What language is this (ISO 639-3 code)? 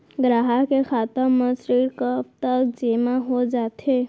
hne